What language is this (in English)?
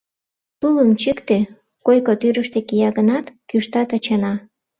Mari